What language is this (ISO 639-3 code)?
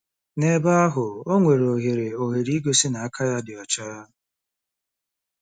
ibo